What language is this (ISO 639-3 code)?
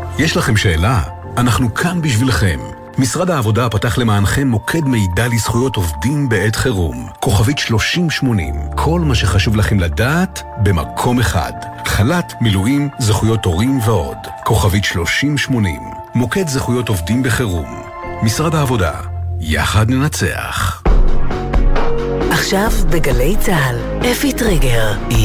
heb